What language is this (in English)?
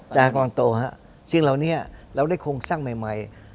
Thai